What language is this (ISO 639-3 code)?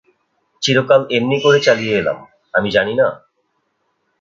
ben